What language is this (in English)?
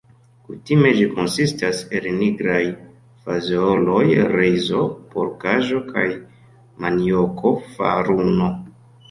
Esperanto